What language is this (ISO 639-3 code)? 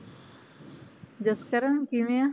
pan